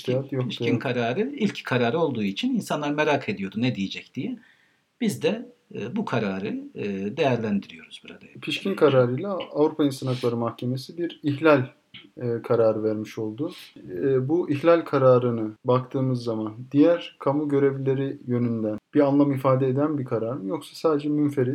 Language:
Turkish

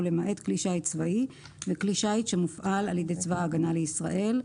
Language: Hebrew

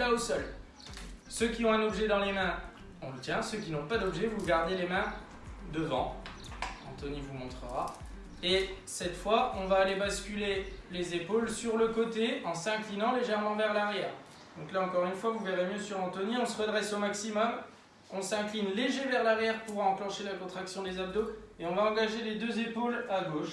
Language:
French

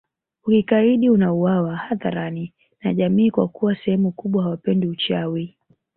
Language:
Swahili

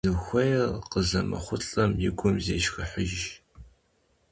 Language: Kabardian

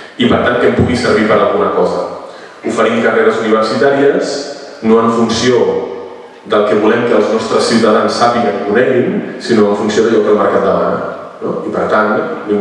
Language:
Spanish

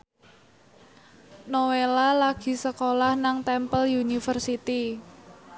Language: Javanese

